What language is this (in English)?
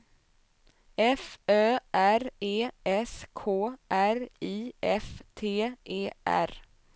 Swedish